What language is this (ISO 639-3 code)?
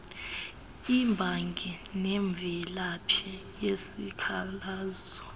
xho